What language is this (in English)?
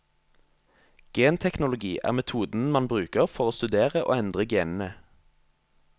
Norwegian